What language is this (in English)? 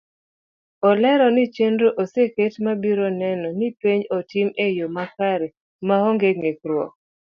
Luo (Kenya and Tanzania)